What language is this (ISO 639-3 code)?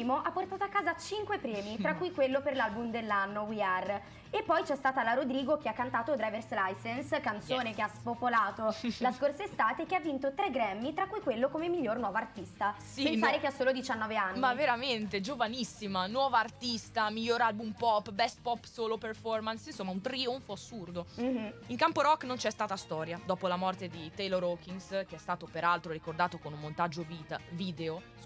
ita